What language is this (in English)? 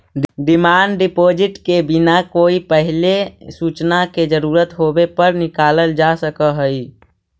Magahi